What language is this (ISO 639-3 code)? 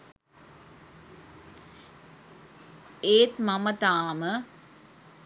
sin